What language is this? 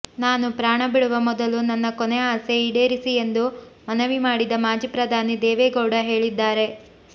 Kannada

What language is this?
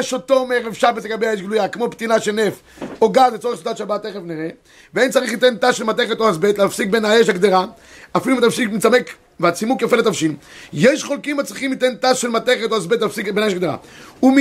Hebrew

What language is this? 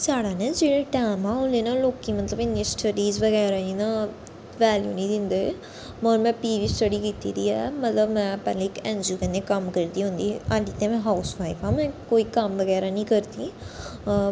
Dogri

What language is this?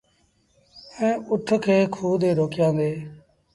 Sindhi Bhil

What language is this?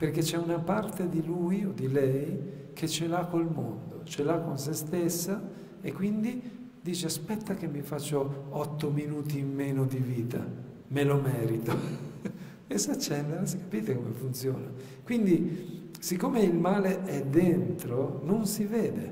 Italian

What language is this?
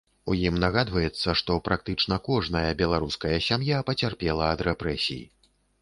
Belarusian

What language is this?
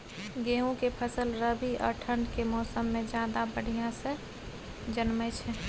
Maithili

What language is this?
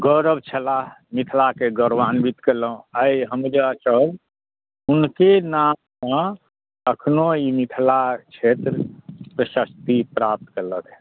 Maithili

